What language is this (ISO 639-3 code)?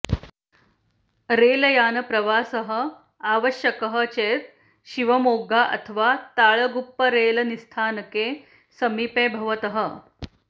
san